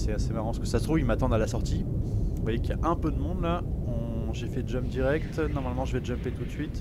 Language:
French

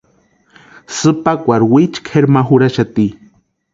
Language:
Western Highland Purepecha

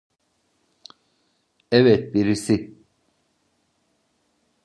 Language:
Turkish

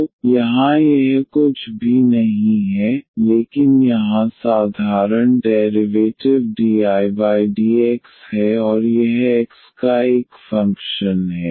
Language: Hindi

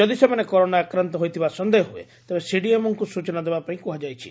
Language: Odia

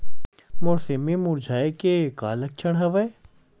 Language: Chhattisgarhi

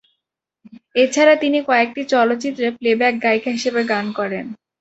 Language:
Bangla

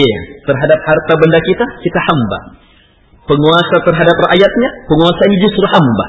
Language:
Malay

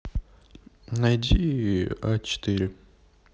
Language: Russian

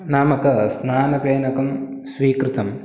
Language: Sanskrit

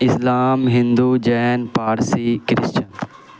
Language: Urdu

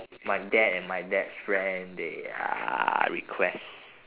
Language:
English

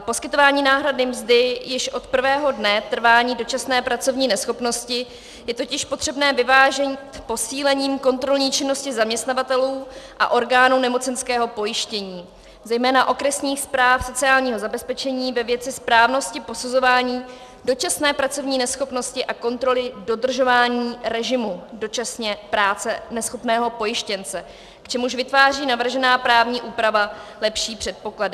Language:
Czech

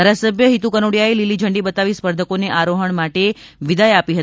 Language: Gujarati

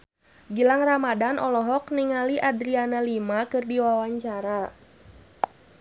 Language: Sundanese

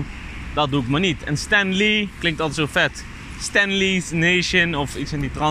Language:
Dutch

